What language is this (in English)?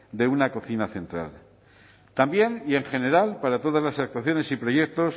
Spanish